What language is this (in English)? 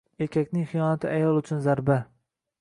Uzbek